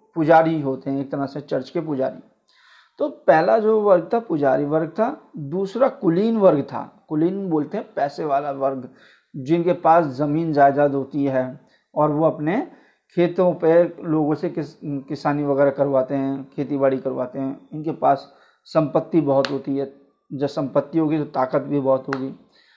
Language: Hindi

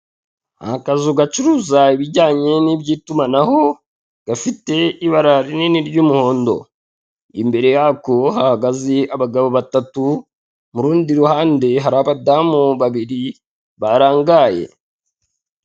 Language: Kinyarwanda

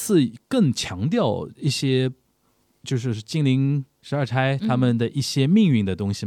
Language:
Chinese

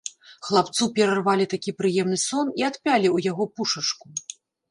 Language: Belarusian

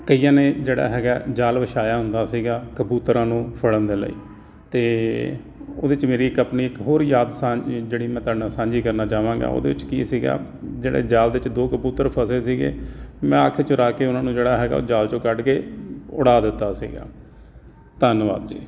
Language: Punjabi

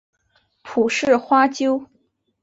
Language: Chinese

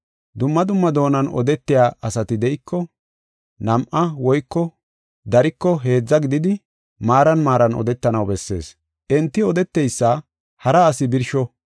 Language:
Gofa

